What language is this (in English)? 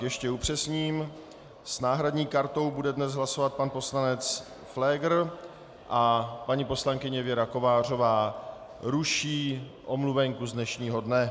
Czech